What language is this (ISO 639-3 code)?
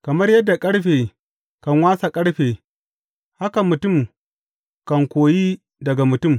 hau